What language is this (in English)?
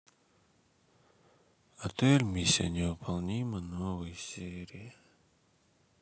Russian